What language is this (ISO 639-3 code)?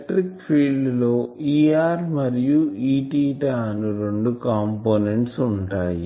tel